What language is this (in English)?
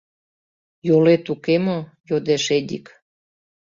Mari